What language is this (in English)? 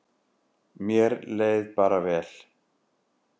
Icelandic